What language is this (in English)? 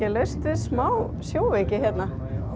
Icelandic